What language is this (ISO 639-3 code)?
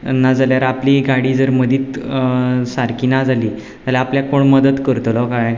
kok